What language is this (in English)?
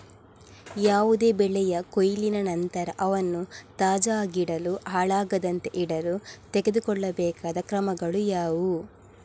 Kannada